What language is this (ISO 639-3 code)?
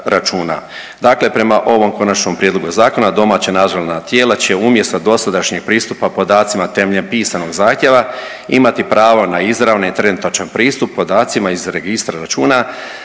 hrv